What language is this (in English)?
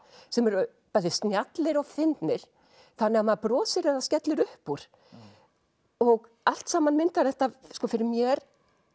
Icelandic